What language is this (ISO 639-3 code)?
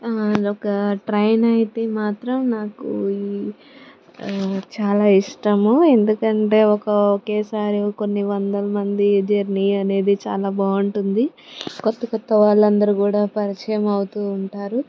tel